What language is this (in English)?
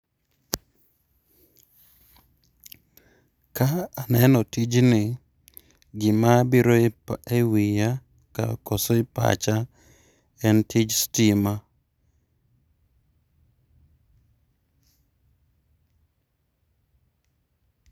Luo (Kenya and Tanzania)